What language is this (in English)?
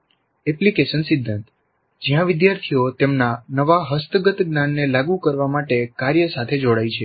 Gujarati